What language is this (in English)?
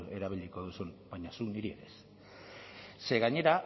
Basque